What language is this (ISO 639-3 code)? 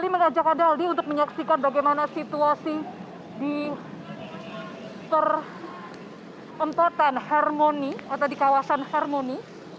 ind